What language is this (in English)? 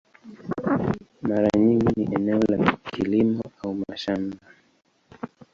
Swahili